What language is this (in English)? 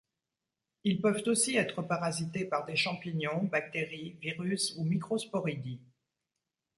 French